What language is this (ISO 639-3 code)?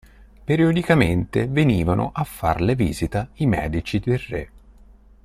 ita